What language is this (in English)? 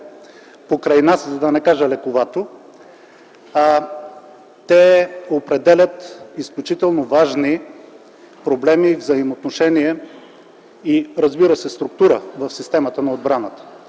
Bulgarian